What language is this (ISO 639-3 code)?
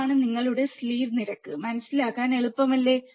mal